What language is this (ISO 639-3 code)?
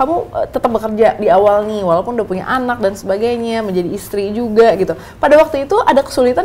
ind